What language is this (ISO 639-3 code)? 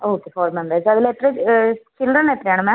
mal